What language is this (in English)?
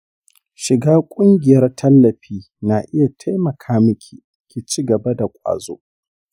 Hausa